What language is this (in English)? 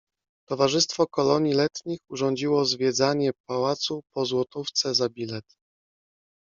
Polish